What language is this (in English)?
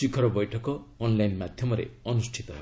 Odia